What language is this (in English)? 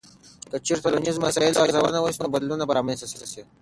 Pashto